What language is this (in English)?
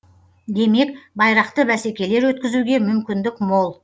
Kazakh